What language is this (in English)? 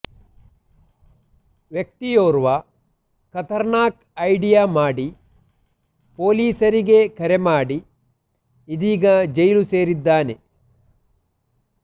Kannada